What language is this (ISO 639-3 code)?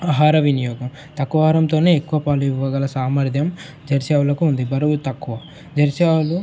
tel